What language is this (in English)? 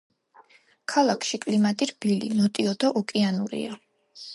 Georgian